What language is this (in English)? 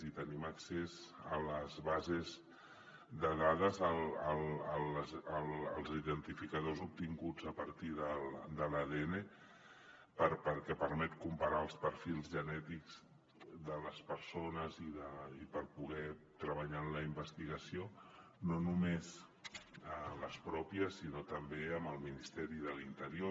Catalan